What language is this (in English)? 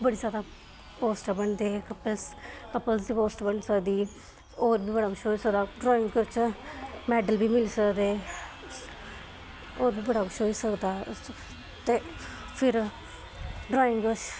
Dogri